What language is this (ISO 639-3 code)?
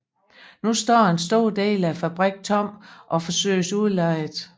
dan